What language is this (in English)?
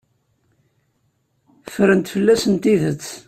Kabyle